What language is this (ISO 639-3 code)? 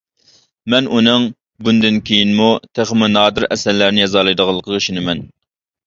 uig